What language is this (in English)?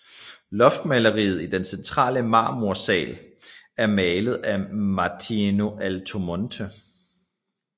Danish